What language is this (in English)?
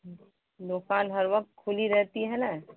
Urdu